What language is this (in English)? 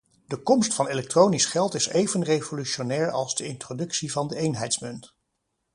Dutch